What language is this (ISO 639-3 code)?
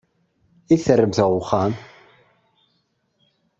kab